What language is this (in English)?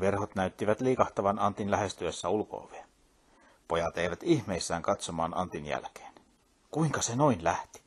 Finnish